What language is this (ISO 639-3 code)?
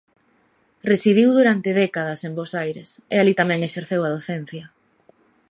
glg